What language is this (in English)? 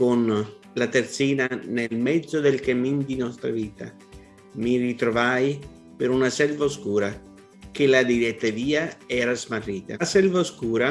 Italian